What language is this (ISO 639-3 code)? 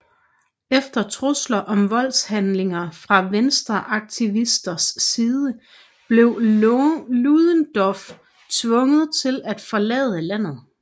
dan